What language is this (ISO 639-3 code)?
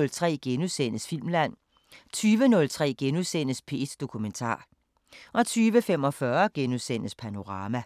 dan